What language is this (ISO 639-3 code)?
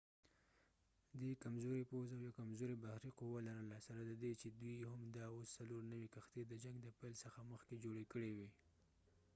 pus